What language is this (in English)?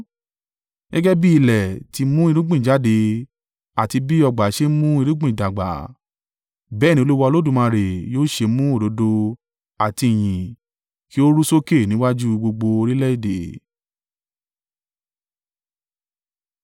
Yoruba